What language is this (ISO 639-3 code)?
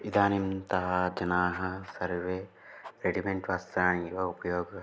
san